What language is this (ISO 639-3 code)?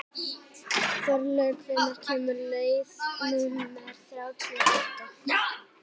isl